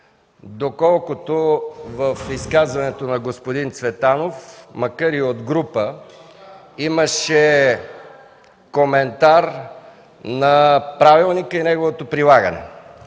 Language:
Bulgarian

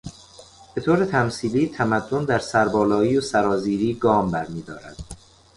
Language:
Persian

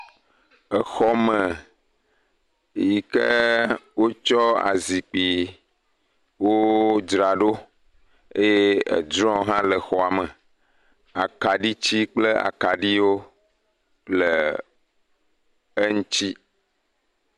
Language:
Ewe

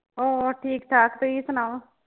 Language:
Punjabi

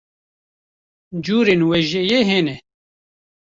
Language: Kurdish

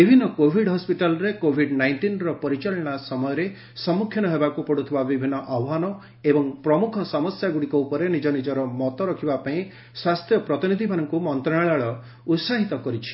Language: Odia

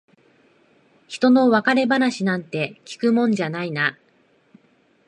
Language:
Japanese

